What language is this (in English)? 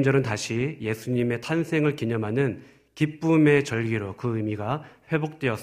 Korean